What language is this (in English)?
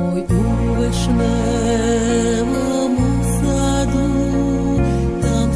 Romanian